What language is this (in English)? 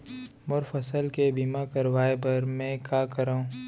Chhattisgarhi